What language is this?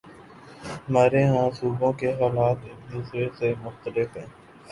Urdu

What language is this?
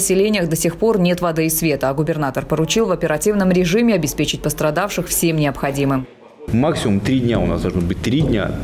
Russian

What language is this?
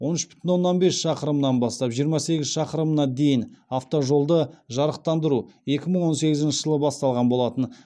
Kazakh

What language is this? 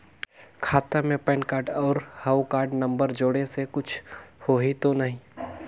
Chhattisgarhi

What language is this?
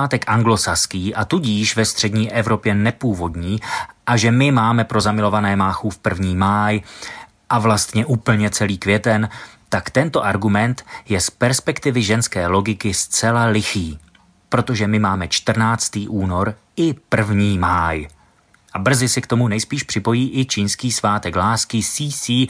Czech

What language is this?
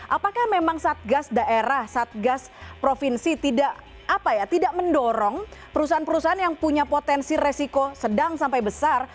Indonesian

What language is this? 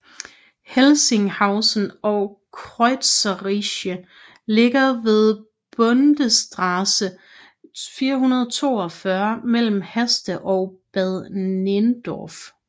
Danish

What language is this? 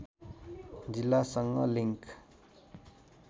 Nepali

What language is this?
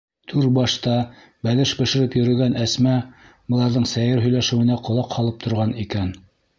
Bashkir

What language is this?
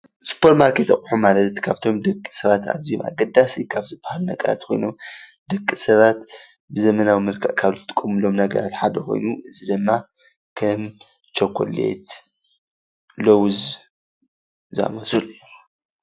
Tigrinya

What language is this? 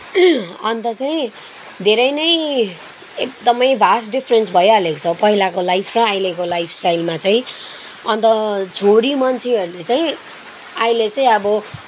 Nepali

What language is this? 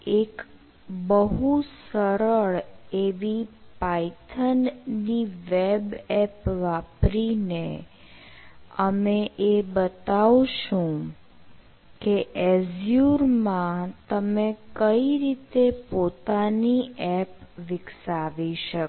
Gujarati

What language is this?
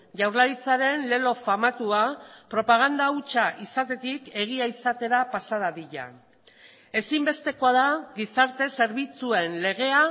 Basque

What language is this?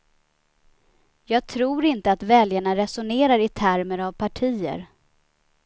Swedish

